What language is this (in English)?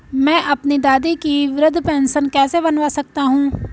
Hindi